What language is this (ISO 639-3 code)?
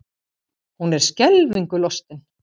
isl